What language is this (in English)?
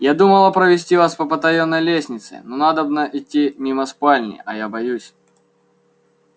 Russian